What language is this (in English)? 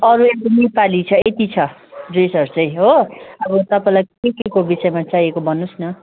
Nepali